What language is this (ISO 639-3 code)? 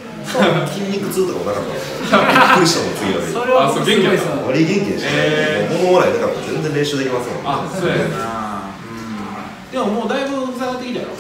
jpn